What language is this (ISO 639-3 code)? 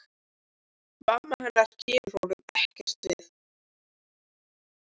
isl